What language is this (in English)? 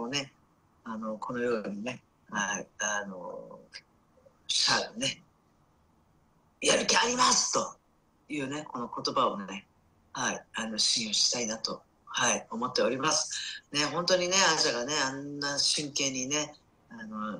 Japanese